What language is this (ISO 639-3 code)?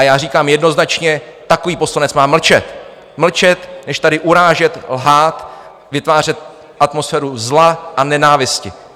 ces